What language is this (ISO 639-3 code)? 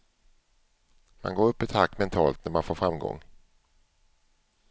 swe